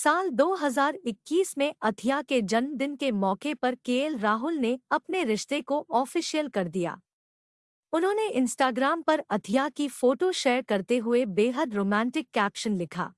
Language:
Hindi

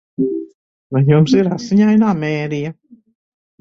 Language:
Latvian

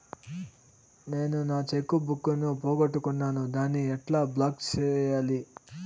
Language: Telugu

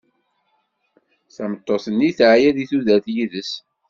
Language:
Kabyle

